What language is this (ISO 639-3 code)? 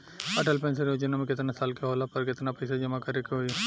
bho